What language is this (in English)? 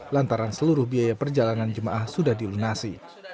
Indonesian